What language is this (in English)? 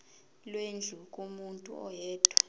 Zulu